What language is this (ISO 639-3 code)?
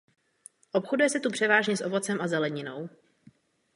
ces